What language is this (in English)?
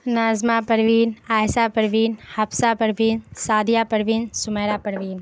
Urdu